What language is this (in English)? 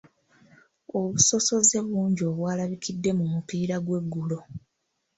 Ganda